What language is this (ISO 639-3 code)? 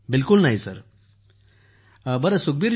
mar